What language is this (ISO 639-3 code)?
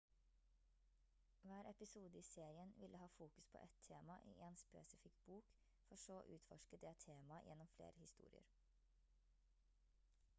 nob